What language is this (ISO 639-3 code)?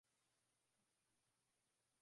swa